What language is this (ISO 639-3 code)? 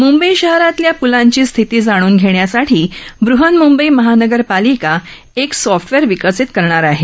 mar